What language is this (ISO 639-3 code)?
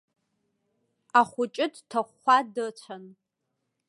abk